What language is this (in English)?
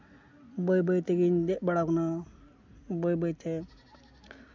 Santali